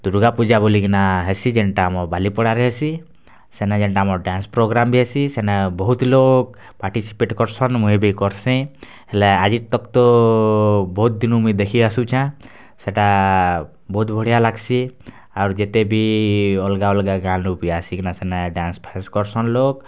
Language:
Odia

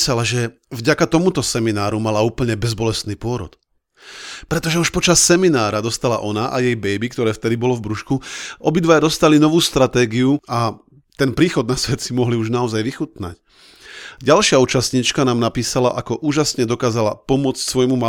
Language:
Slovak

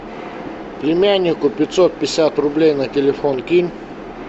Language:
Russian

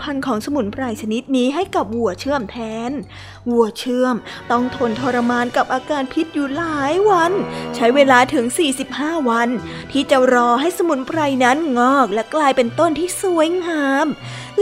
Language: Thai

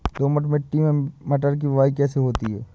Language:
Hindi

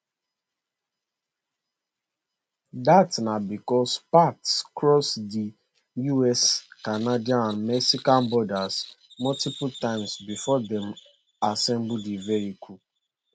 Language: Nigerian Pidgin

